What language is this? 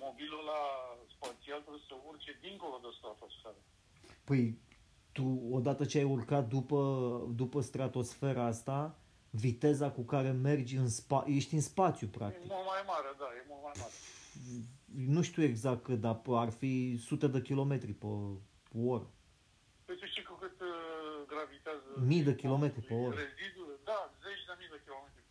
Romanian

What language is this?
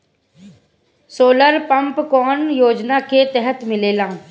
Bhojpuri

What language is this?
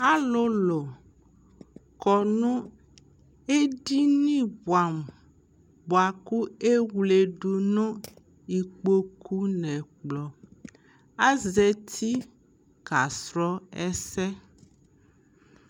Ikposo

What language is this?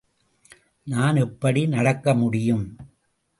Tamil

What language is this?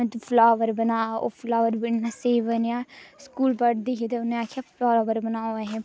Dogri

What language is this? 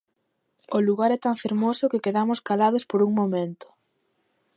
Galician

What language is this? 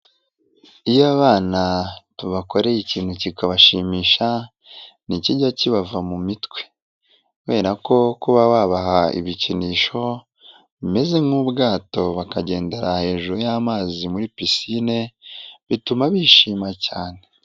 Kinyarwanda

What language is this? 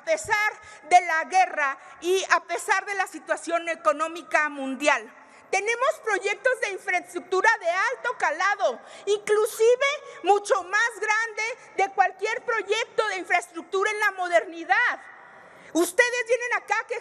Spanish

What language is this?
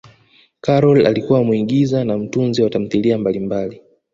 Swahili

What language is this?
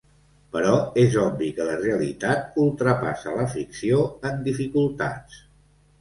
Catalan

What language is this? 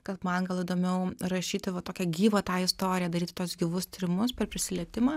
Lithuanian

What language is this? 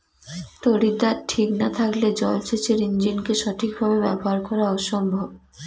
Bangla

